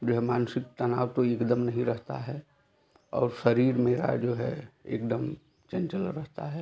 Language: Hindi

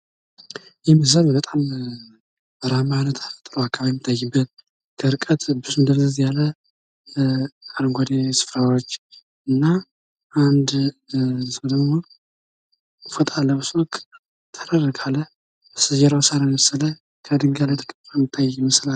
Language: Amharic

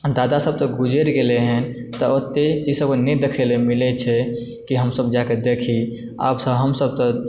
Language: Maithili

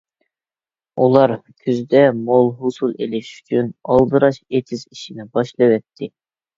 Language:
Uyghur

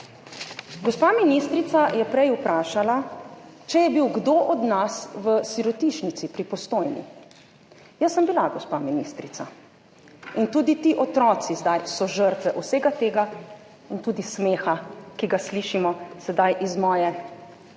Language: Slovenian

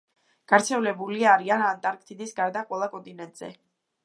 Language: Georgian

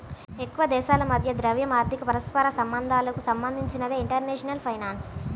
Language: Telugu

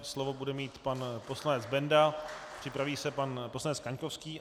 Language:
Czech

